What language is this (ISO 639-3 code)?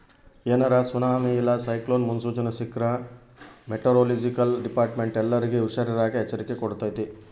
kan